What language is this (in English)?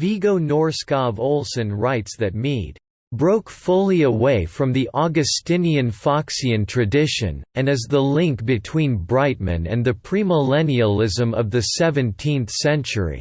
English